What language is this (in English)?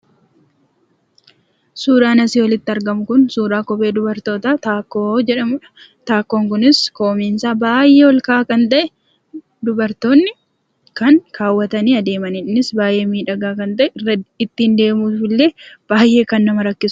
Oromo